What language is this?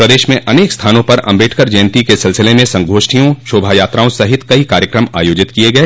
Hindi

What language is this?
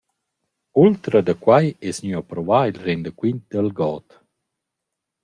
Romansh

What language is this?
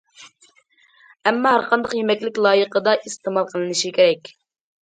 Uyghur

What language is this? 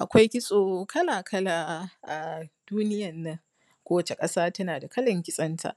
Hausa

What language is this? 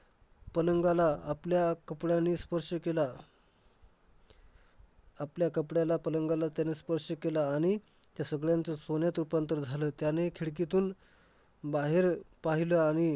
Marathi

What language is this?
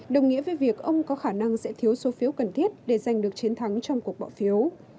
Vietnamese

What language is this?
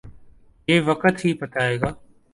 Urdu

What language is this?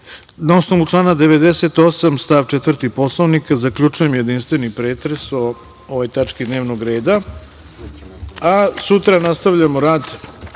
Serbian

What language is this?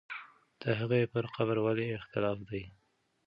Pashto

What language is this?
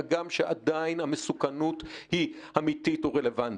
Hebrew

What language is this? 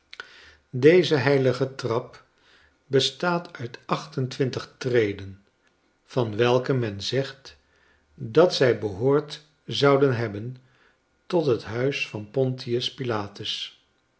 Dutch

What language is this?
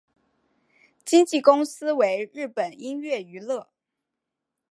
Chinese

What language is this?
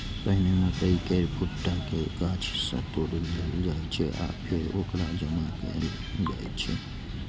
Maithili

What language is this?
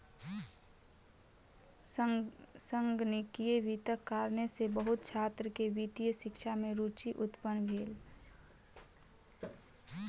Maithili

